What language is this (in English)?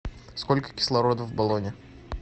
Russian